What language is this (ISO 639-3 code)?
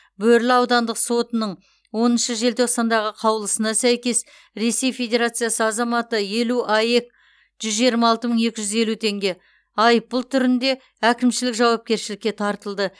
kaz